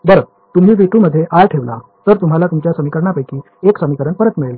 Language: Marathi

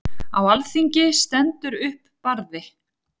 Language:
Icelandic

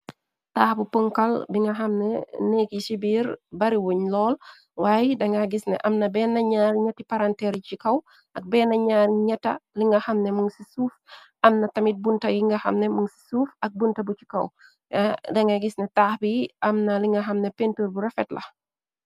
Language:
Wolof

